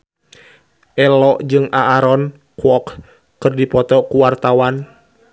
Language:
Sundanese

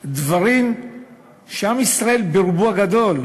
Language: Hebrew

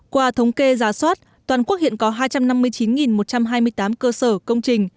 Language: Vietnamese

